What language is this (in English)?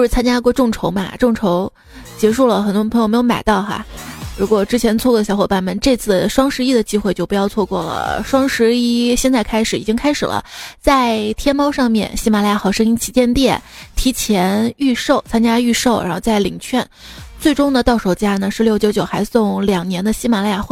Chinese